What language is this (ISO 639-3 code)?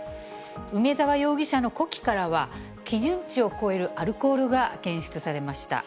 jpn